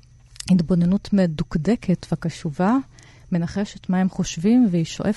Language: Hebrew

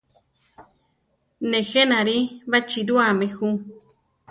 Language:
Central Tarahumara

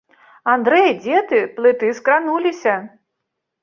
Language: Belarusian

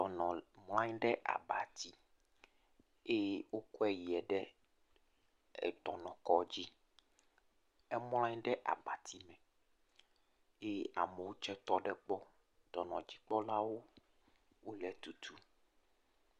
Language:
Ewe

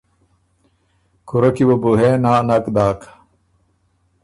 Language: Ormuri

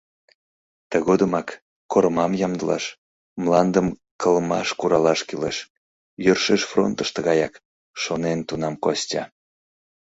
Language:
Mari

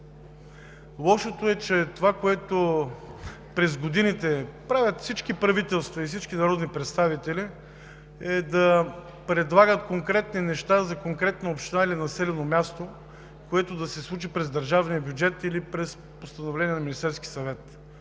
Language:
Bulgarian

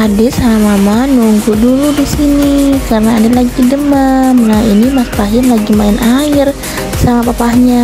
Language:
Indonesian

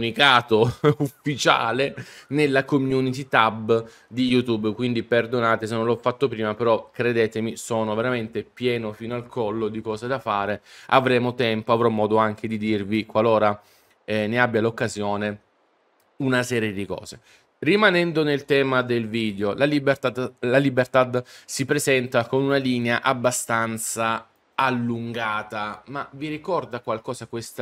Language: Italian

